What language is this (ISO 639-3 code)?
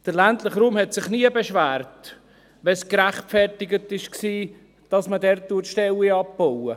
gsw